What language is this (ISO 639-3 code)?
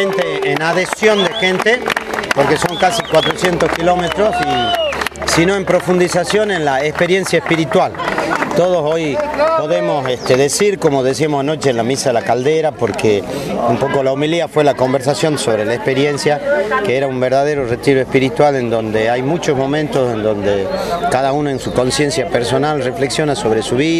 spa